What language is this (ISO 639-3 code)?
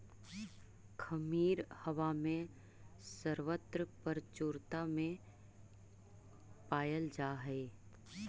mag